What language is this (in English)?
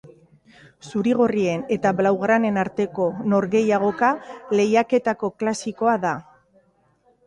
Basque